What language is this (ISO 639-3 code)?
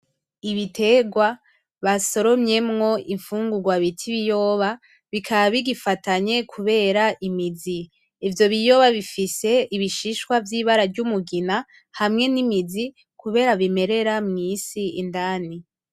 run